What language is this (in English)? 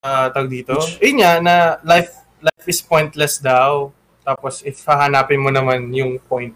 Filipino